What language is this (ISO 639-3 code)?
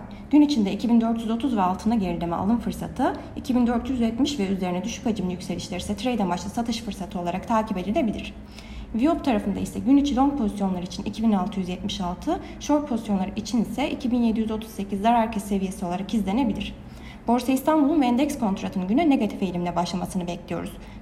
tur